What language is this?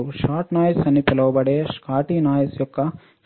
Telugu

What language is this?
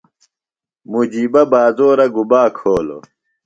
Phalura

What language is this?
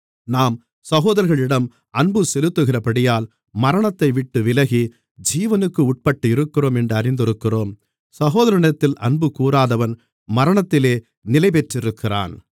Tamil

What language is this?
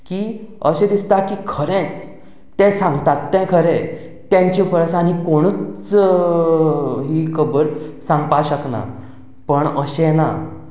Konkani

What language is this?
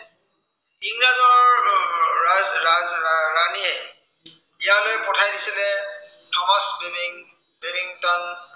Assamese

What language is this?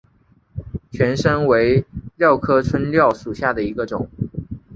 Chinese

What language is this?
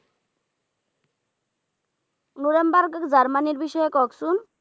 Bangla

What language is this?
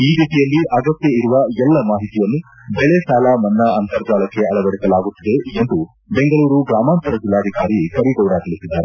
Kannada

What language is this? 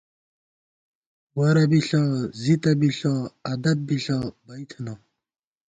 Gawar-Bati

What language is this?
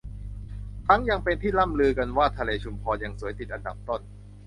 Thai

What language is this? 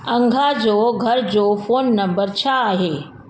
Sindhi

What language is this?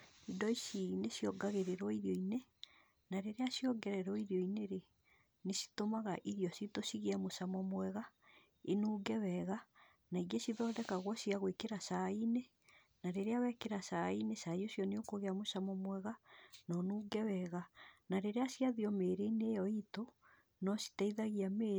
Kikuyu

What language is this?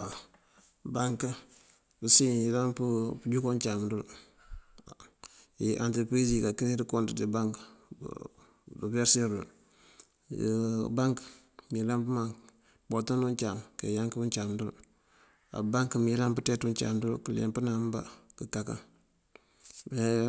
Mandjak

